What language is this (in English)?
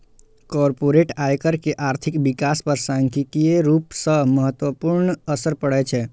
Maithili